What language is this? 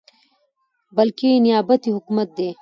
Pashto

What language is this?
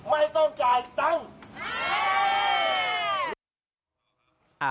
Thai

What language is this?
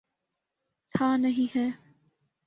Urdu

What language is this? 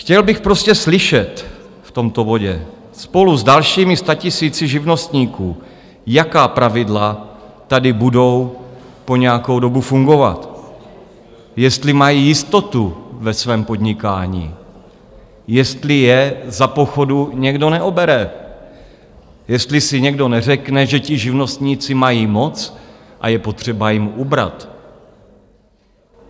Czech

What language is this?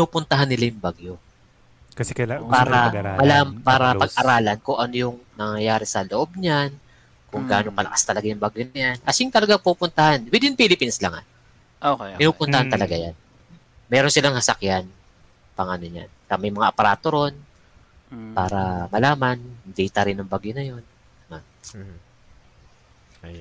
Filipino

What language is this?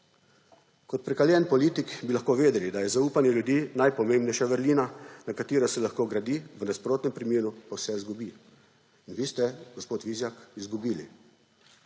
Slovenian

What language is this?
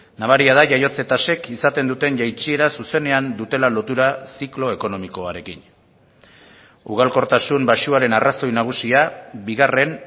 Basque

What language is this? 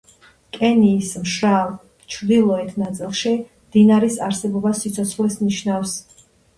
Georgian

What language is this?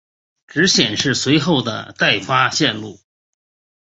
Chinese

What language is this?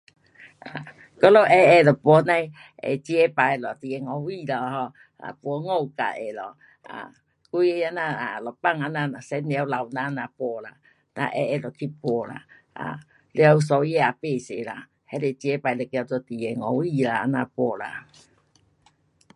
Pu-Xian Chinese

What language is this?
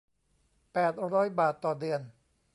Thai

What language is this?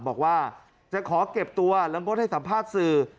Thai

